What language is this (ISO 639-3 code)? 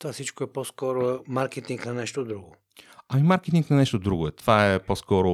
bul